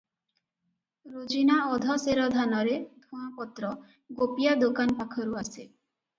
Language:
Odia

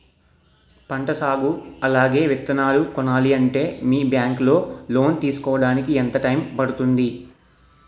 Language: Telugu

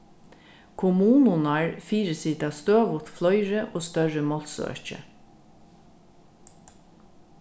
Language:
Faroese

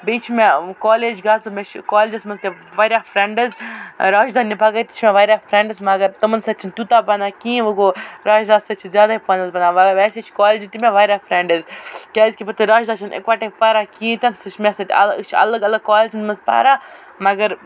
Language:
Kashmiri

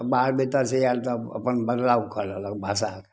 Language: Maithili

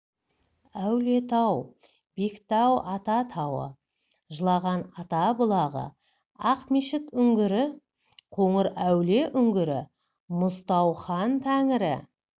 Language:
Kazakh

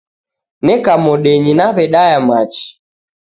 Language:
Taita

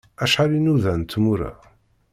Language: Kabyle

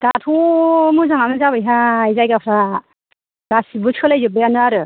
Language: Bodo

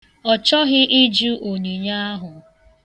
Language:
Igbo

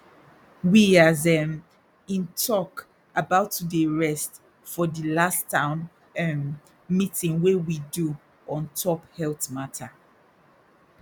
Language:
Nigerian Pidgin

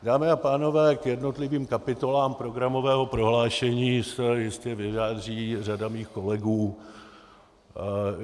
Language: Czech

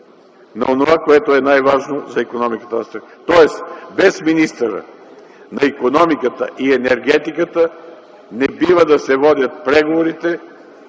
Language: Bulgarian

